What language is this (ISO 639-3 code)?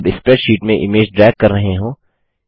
hin